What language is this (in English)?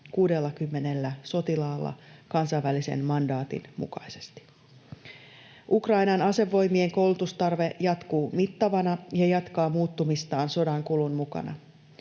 Finnish